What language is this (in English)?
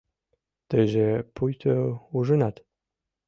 Mari